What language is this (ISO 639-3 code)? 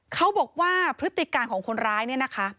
tha